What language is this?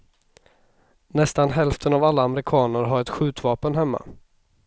Swedish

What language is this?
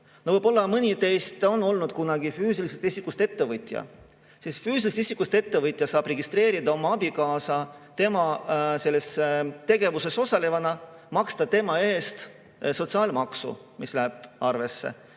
Estonian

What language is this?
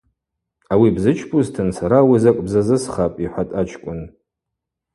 Abaza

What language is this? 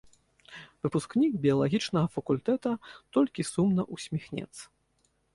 Belarusian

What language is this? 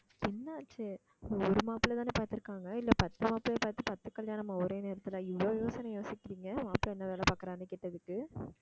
Tamil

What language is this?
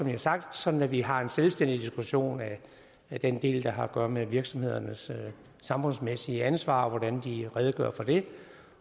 Danish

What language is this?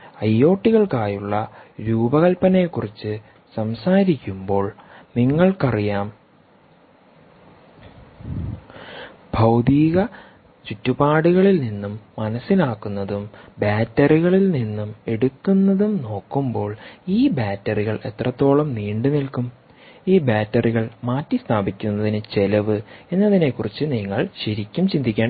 Malayalam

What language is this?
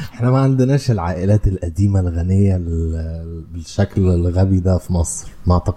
Arabic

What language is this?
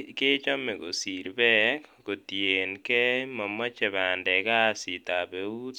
Kalenjin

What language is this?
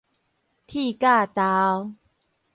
Min Nan Chinese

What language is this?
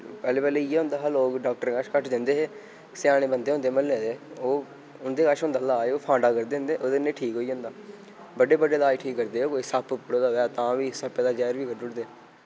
Dogri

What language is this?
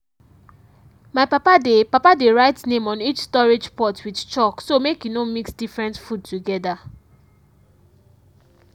Nigerian Pidgin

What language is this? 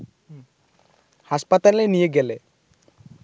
Bangla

